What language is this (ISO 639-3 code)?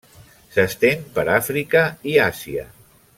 cat